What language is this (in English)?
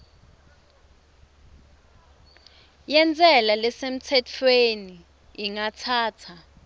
Swati